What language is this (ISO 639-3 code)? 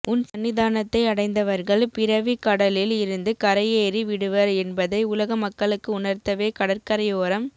tam